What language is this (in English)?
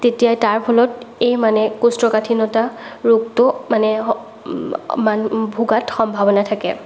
Assamese